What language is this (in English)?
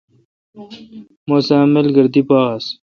Kalkoti